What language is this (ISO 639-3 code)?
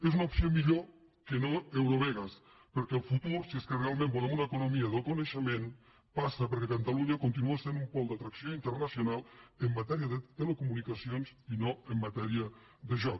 cat